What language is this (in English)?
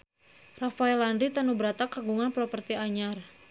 Sundanese